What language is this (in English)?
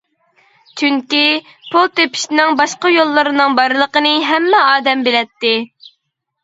Uyghur